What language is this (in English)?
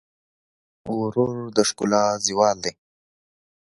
Pashto